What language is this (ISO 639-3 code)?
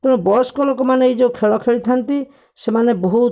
ori